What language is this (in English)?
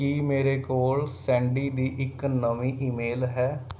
Punjabi